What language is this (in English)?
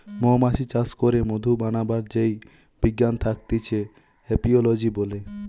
Bangla